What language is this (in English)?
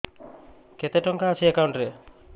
Odia